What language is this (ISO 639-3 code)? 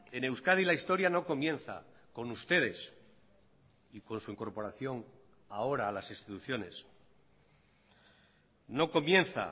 spa